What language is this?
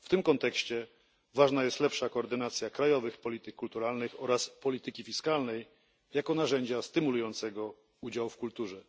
Polish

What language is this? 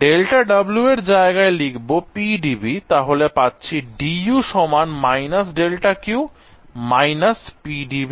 Bangla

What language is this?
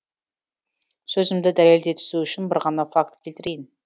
Kazakh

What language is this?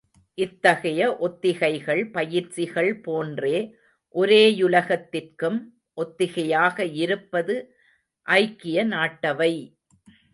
Tamil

